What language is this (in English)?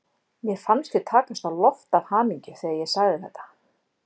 Icelandic